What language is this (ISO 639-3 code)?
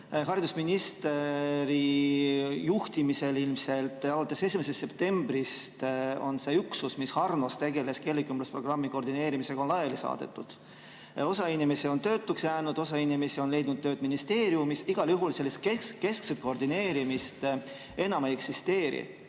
est